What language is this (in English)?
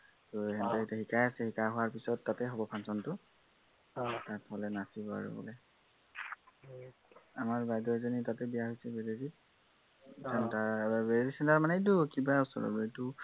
Assamese